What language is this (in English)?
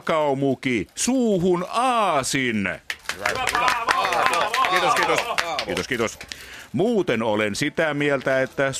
Finnish